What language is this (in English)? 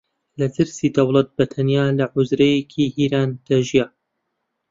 Central Kurdish